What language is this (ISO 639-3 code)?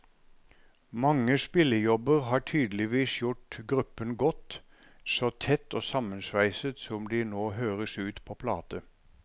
nor